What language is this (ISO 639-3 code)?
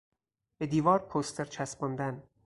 fas